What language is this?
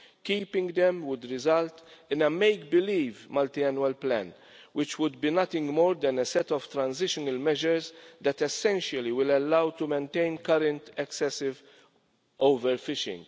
English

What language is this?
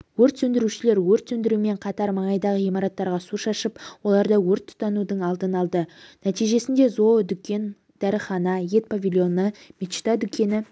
Kazakh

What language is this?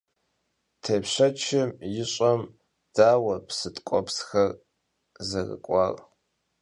Kabardian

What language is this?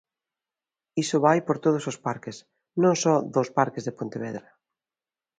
Galician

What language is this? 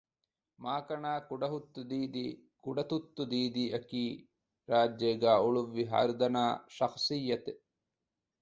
Divehi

